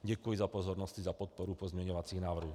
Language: Czech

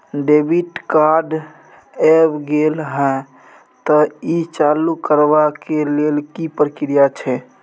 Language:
Maithili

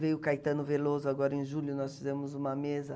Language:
Portuguese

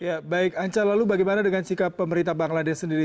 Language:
Indonesian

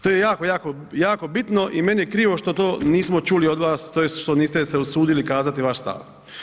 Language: Croatian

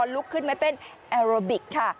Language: Thai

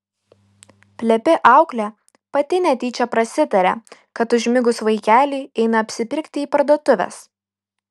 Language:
Lithuanian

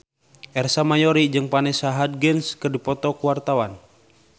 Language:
Sundanese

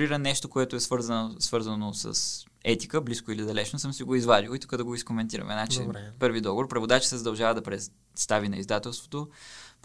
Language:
Bulgarian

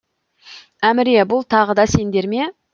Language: Kazakh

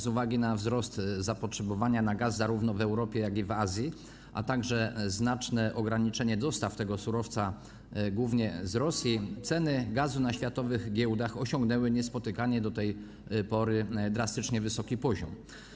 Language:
Polish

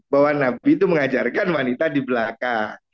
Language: Indonesian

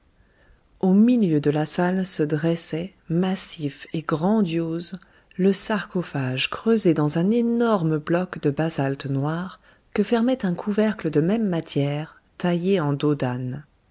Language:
French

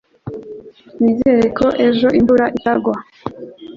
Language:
Kinyarwanda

